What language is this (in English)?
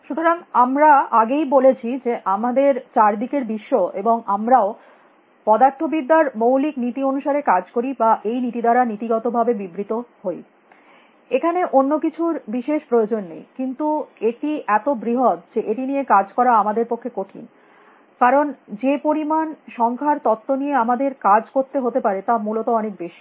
Bangla